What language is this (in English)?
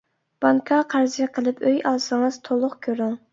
Uyghur